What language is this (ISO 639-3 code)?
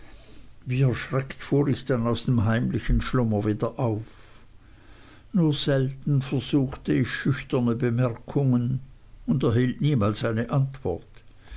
deu